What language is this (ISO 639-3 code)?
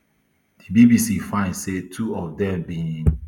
pcm